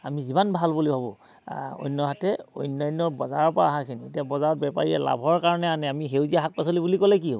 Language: Assamese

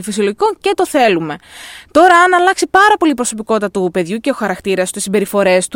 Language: Greek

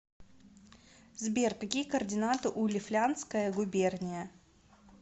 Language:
Russian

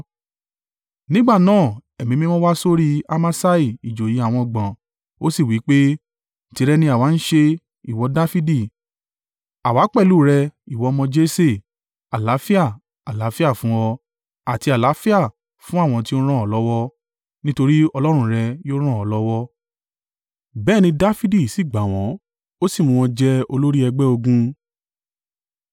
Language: Yoruba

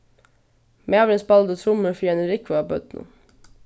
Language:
Faroese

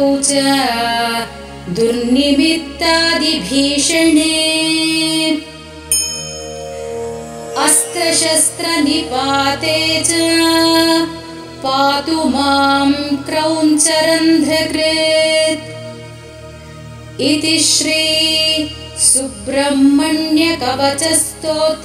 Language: Hindi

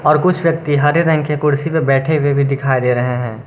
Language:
Hindi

